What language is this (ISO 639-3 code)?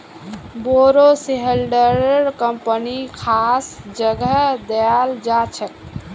mag